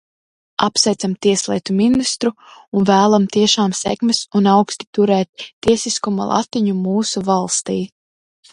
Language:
Latvian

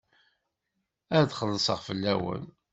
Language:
Kabyle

